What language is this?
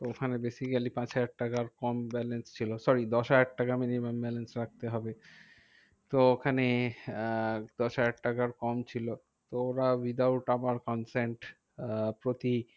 Bangla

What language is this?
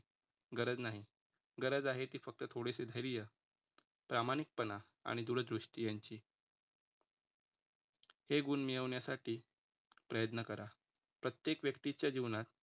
Marathi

